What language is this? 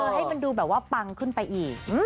Thai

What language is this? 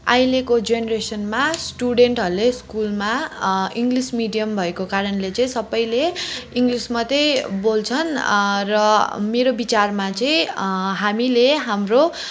Nepali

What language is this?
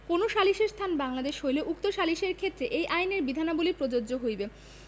Bangla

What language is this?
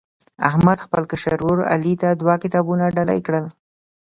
Pashto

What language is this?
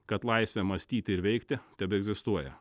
Lithuanian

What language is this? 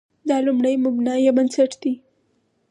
Pashto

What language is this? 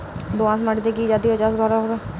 Bangla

